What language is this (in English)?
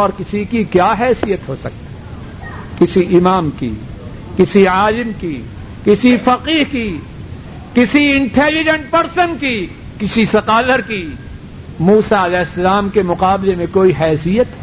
Urdu